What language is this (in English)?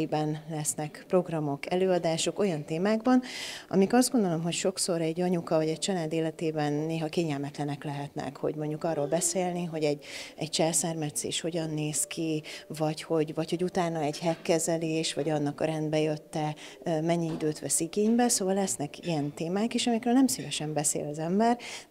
Hungarian